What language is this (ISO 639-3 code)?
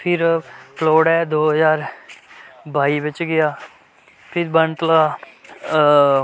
doi